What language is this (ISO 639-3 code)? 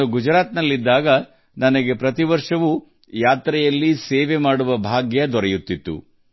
kan